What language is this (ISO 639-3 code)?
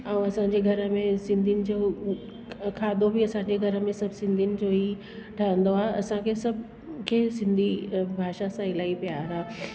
snd